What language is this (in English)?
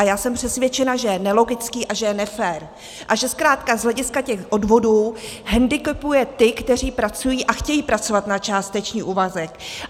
Czech